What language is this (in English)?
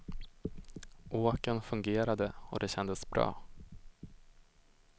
Swedish